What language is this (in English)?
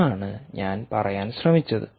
Malayalam